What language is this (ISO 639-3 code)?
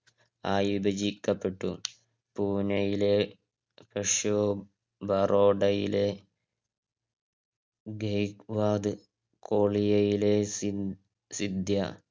mal